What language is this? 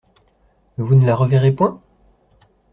French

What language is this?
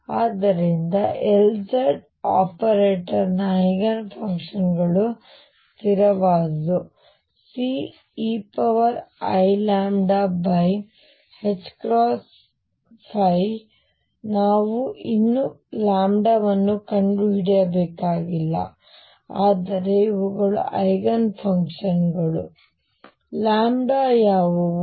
Kannada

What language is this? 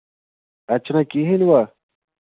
Kashmiri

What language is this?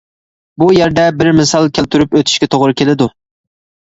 Uyghur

